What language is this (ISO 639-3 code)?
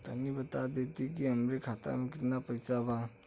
bho